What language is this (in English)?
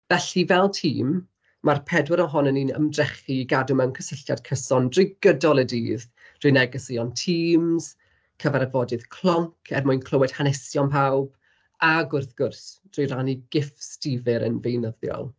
Welsh